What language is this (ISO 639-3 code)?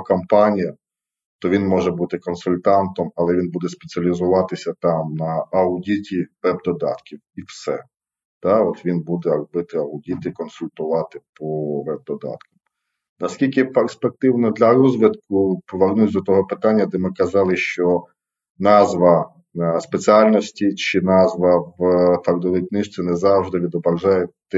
ukr